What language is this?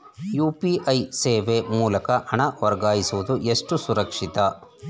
Kannada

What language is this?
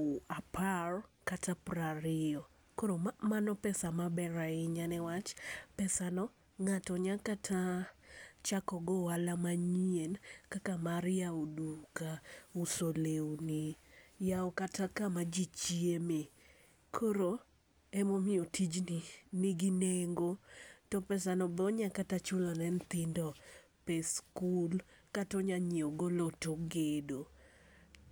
Luo (Kenya and Tanzania)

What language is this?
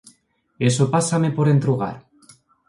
Asturian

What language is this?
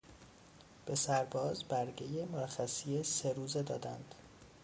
Persian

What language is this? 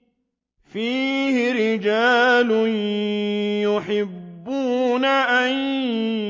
Arabic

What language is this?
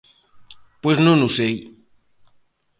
Galician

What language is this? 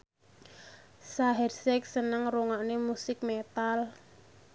Javanese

